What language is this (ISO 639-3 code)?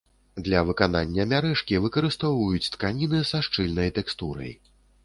bel